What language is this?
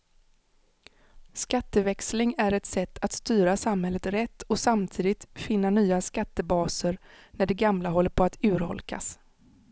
Swedish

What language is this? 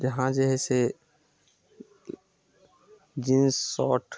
Maithili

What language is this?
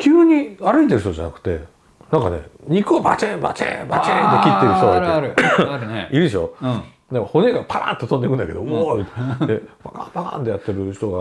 Japanese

